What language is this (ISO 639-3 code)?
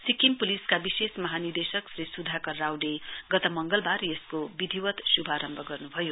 nep